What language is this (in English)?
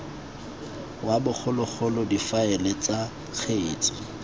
Tswana